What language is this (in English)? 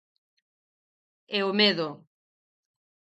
Galician